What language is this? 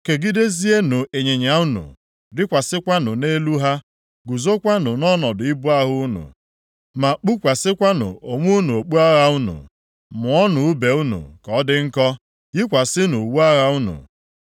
Igbo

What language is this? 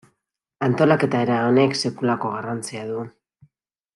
Basque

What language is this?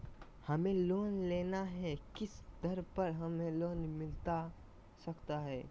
Magahi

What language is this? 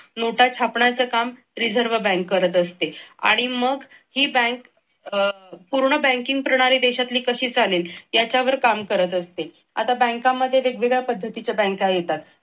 Marathi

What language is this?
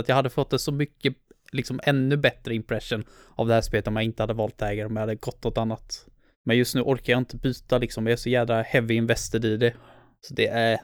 Swedish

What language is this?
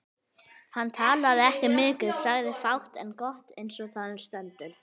Icelandic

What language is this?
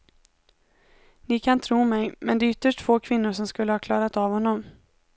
Swedish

